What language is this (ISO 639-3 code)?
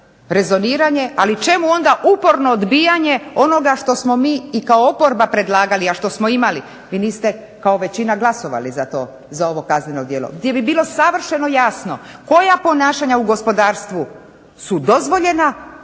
hrv